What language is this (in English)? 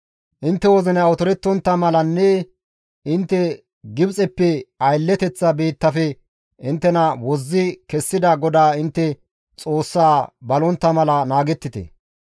Gamo